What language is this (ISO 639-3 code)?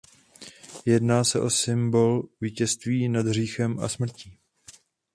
ces